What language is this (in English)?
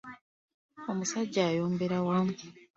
Ganda